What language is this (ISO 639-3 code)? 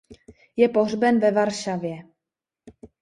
ces